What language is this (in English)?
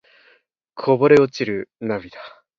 Japanese